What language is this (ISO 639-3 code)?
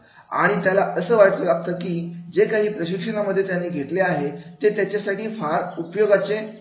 mar